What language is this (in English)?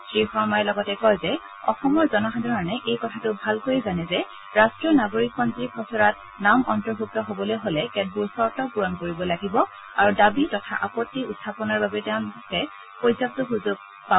Assamese